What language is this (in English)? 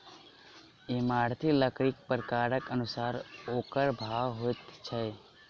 Maithili